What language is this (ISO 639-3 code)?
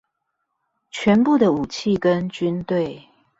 zho